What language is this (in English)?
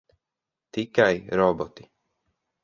Latvian